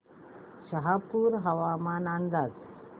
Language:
Marathi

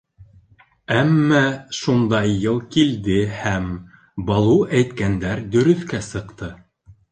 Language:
Bashkir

